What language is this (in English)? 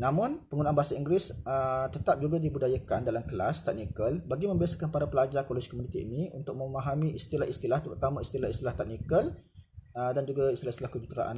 Malay